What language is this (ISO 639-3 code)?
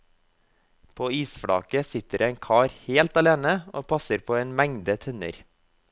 nor